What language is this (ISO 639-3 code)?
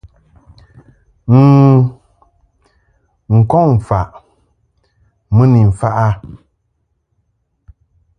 mhk